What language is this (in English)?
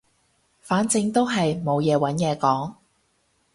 Cantonese